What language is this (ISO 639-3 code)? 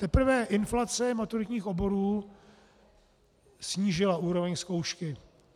ces